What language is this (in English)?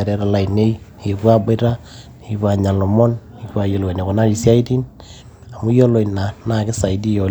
Masai